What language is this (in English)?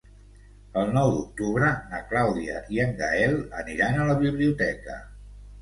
Catalan